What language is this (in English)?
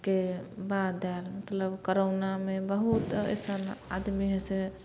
Maithili